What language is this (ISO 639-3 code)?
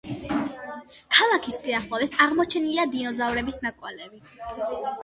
kat